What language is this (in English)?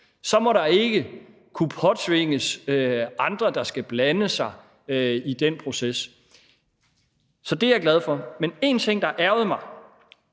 Danish